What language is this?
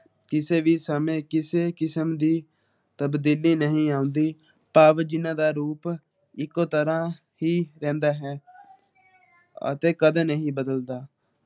Punjabi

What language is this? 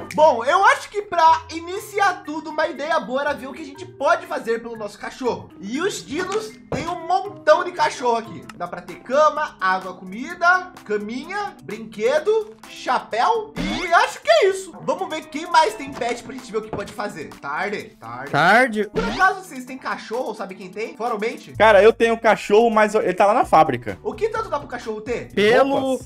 Portuguese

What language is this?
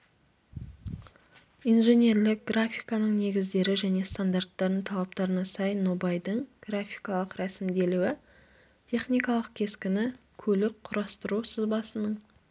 Kazakh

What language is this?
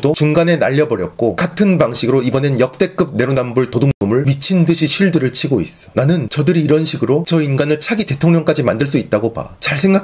Korean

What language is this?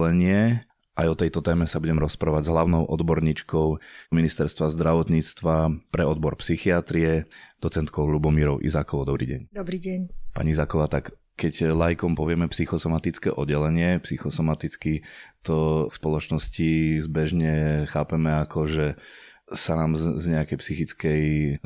Slovak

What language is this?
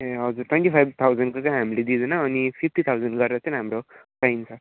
Nepali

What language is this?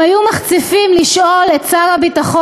Hebrew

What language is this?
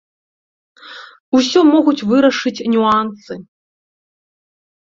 Belarusian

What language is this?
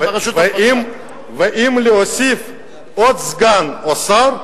Hebrew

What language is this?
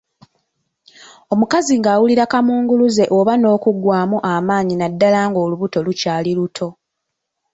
Ganda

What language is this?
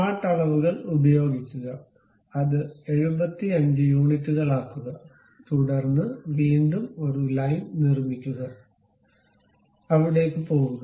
Malayalam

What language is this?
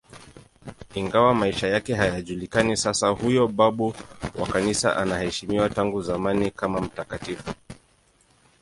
Swahili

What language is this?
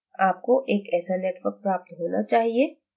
Hindi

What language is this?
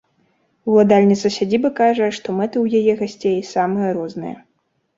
Belarusian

